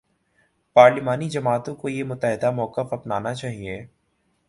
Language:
Urdu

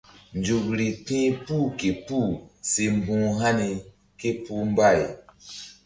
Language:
Mbum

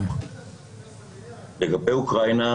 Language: Hebrew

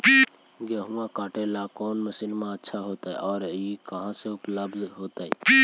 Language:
Magahi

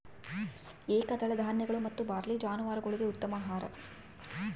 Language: Kannada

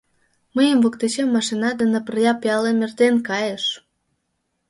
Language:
Mari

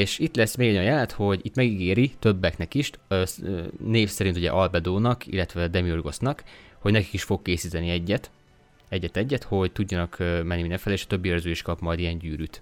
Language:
Hungarian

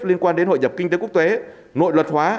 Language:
Vietnamese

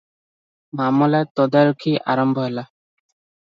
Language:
Odia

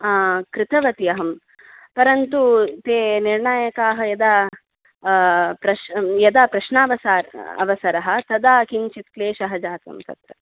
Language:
Sanskrit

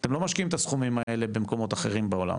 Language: Hebrew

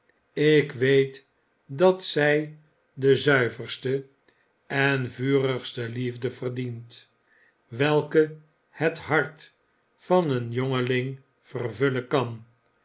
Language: Dutch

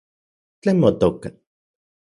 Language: Central Puebla Nahuatl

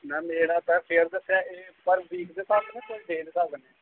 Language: Dogri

